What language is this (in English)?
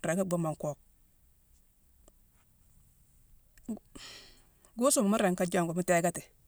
Mansoanka